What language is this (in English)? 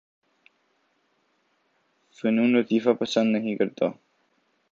Urdu